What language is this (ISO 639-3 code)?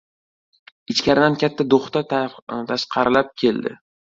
uzb